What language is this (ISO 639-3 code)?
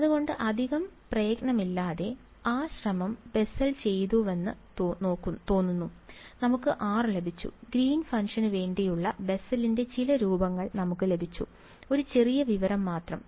mal